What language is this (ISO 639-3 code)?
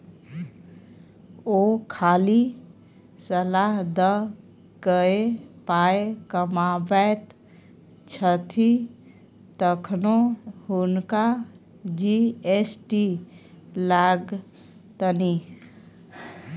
mai